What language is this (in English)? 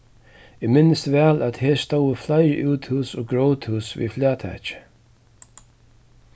Faroese